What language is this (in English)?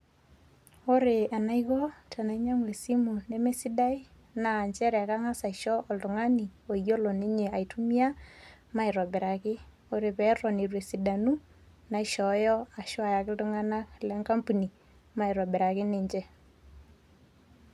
Masai